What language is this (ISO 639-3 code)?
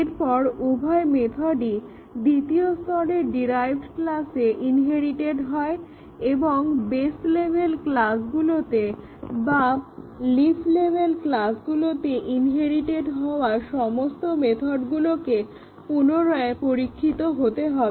ben